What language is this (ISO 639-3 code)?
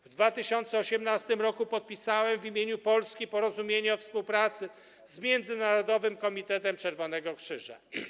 pol